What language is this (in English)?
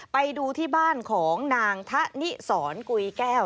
Thai